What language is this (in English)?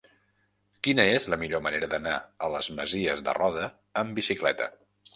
Catalan